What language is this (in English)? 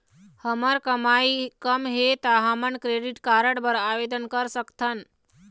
Chhattisgarhi